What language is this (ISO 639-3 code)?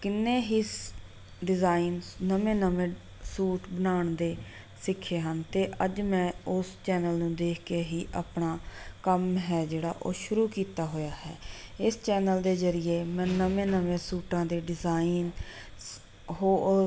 pan